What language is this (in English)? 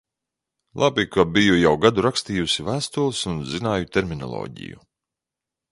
Latvian